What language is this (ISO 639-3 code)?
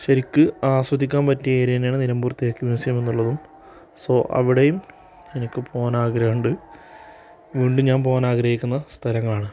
mal